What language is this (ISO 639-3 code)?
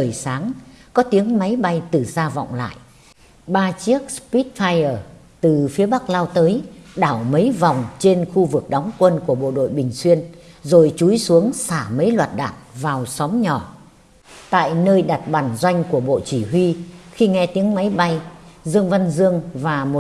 vie